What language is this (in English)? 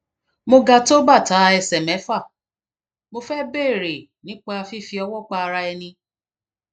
Yoruba